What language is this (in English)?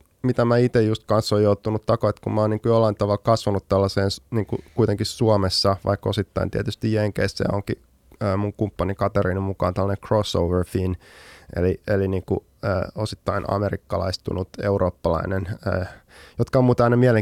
Finnish